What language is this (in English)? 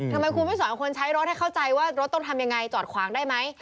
Thai